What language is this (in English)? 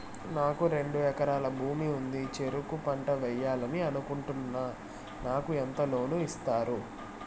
Telugu